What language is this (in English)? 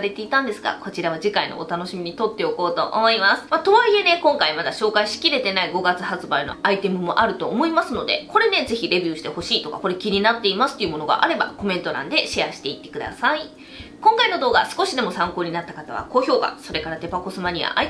Japanese